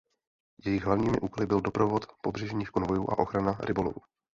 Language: Czech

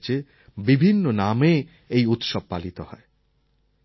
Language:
Bangla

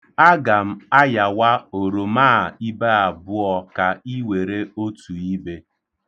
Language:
Igbo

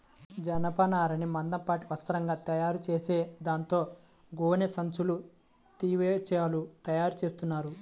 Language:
Telugu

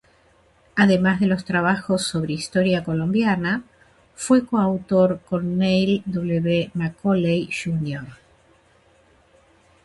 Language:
Spanish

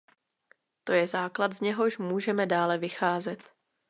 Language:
Czech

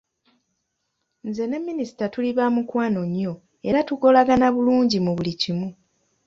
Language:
Ganda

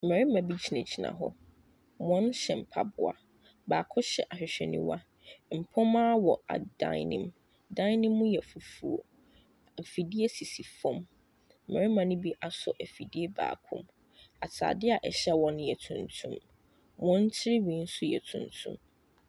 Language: Akan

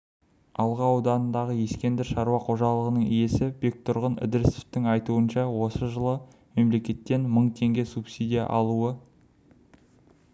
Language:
Kazakh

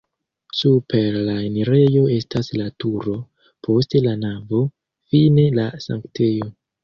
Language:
Esperanto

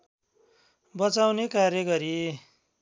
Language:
Nepali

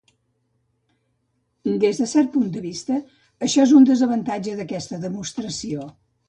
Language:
Catalan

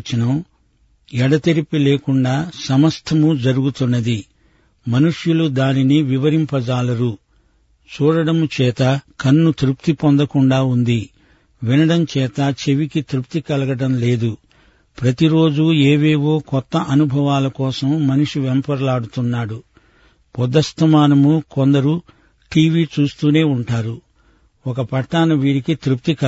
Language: Telugu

